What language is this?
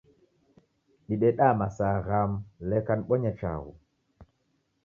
Taita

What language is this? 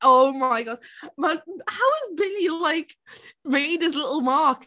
Welsh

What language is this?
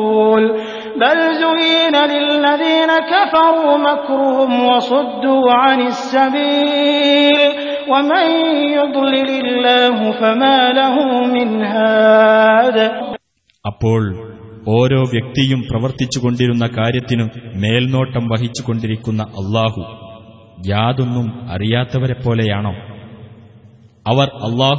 Arabic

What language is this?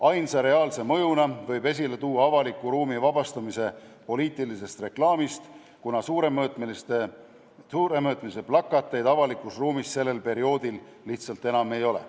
Estonian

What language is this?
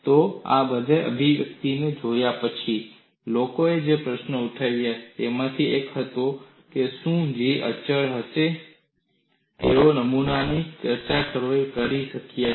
Gujarati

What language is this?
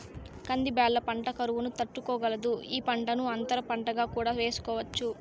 Telugu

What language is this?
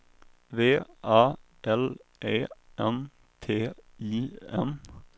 Swedish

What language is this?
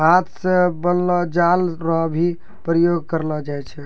Maithili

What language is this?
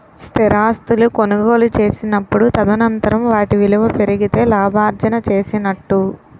Telugu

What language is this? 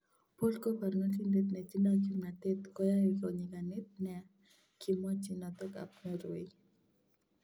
Kalenjin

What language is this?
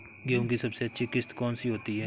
Hindi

